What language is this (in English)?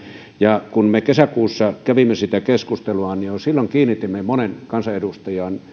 Finnish